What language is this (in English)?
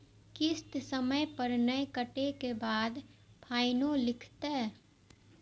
Maithili